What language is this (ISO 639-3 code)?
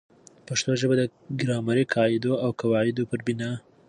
pus